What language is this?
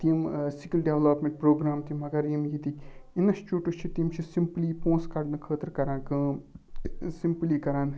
Kashmiri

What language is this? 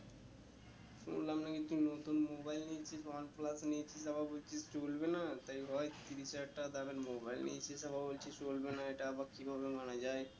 Bangla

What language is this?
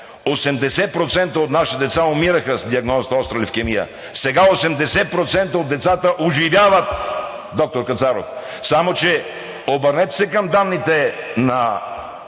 Bulgarian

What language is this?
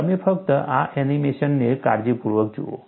Gujarati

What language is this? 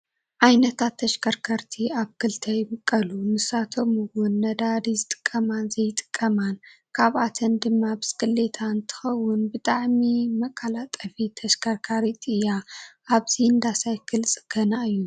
Tigrinya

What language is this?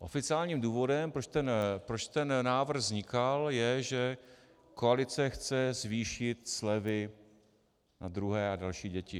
Czech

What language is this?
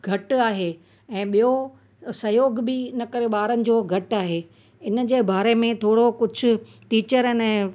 Sindhi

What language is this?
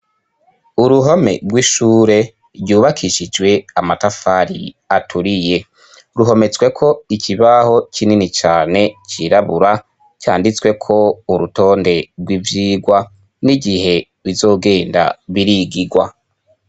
Rundi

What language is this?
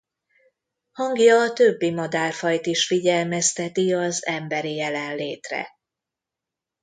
Hungarian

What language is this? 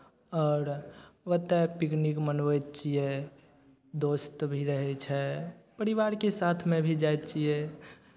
Maithili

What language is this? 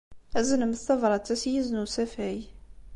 Kabyle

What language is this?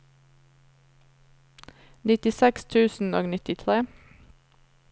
Norwegian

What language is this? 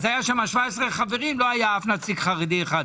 Hebrew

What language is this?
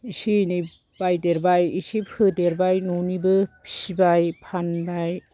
Bodo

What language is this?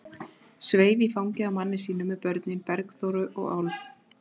Icelandic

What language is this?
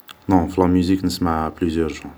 Algerian Arabic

